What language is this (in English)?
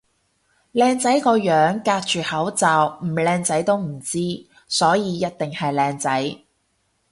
Cantonese